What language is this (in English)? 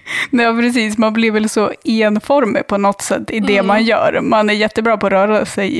Swedish